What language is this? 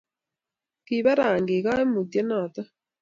Kalenjin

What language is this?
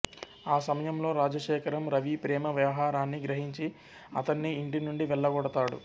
Telugu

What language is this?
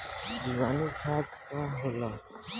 Bhojpuri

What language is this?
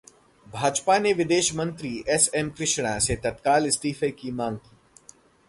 Hindi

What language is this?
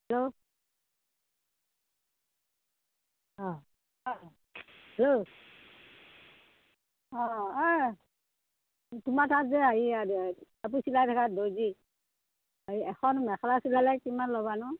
Assamese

